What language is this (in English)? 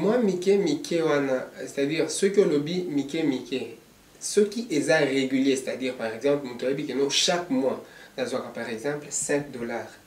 French